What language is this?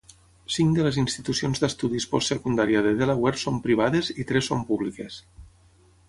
Catalan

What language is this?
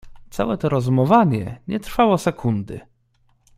Polish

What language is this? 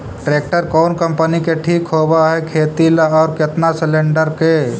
Magahi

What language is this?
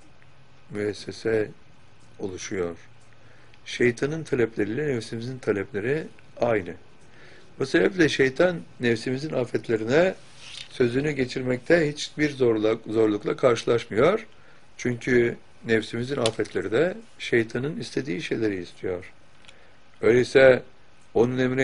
Turkish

